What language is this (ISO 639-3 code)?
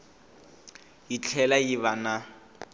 tso